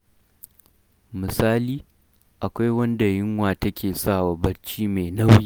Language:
Hausa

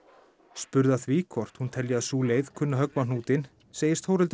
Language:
Icelandic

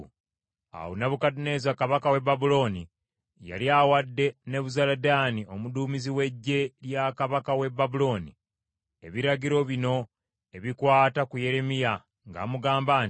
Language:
Ganda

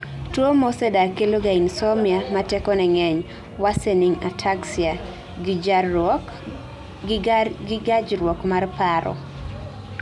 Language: Luo (Kenya and Tanzania)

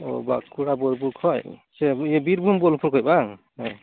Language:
Santali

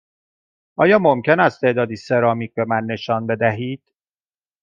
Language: Persian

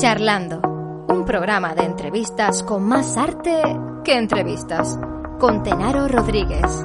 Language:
Spanish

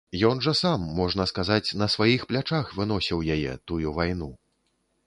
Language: Belarusian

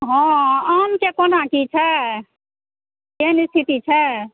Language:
Maithili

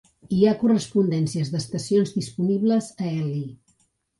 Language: Catalan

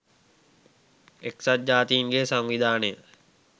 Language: Sinhala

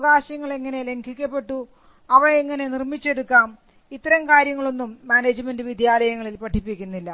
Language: Malayalam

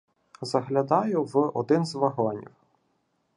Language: Ukrainian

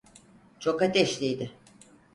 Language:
Turkish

